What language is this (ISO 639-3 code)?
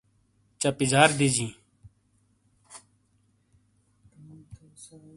scl